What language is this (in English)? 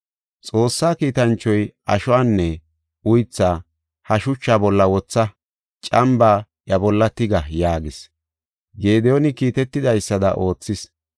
Gofa